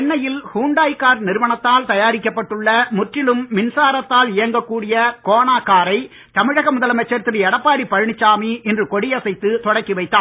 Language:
Tamil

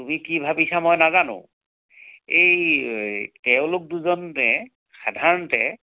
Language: Assamese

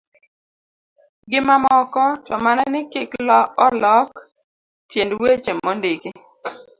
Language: Luo (Kenya and Tanzania)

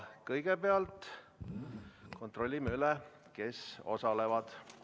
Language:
Estonian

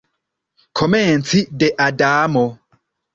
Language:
Esperanto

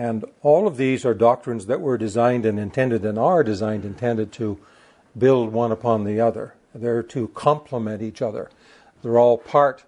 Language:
English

